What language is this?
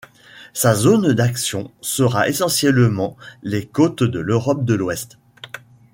French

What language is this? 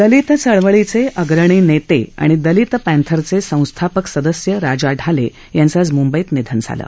Marathi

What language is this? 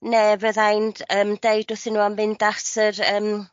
Welsh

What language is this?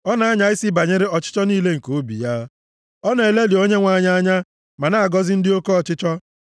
Igbo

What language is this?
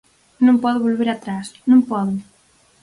Galician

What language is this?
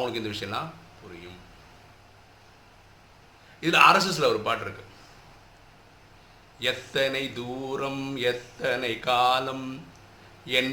Tamil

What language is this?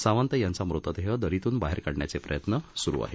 Marathi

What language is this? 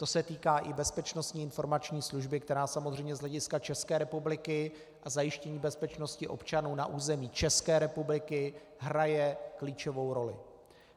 Czech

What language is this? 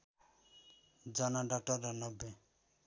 Nepali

